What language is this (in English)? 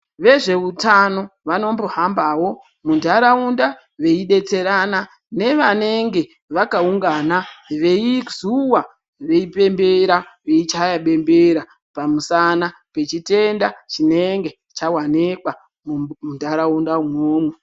Ndau